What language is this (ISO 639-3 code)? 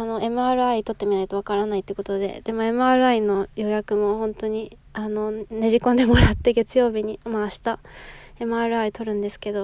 jpn